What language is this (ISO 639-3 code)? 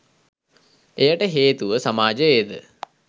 sin